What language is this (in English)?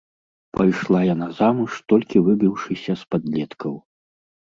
Belarusian